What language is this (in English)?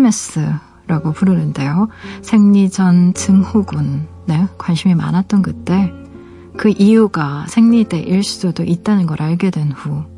Korean